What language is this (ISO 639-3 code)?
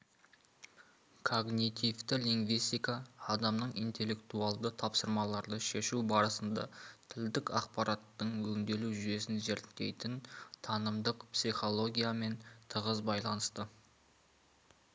kaz